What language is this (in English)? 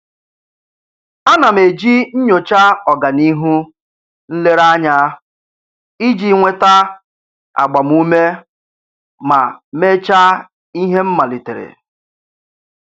Igbo